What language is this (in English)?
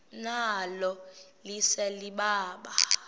Xhosa